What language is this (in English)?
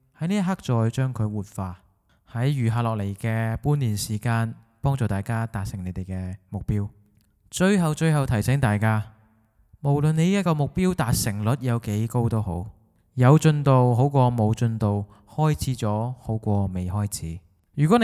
Chinese